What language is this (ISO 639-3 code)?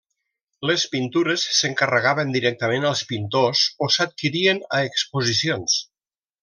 cat